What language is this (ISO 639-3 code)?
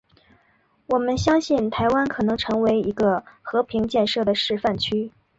zho